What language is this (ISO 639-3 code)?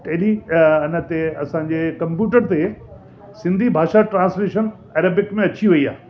snd